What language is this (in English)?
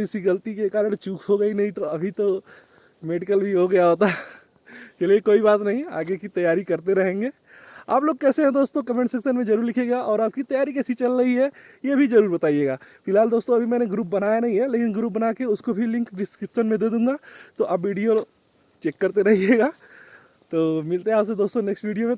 Hindi